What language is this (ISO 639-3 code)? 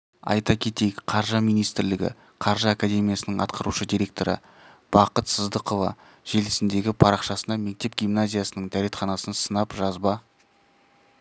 kaz